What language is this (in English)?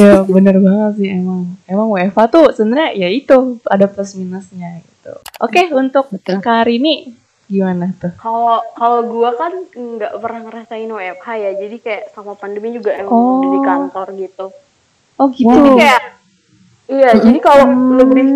Indonesian